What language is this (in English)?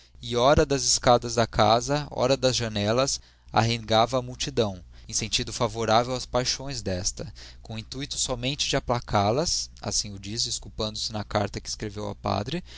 Portuguese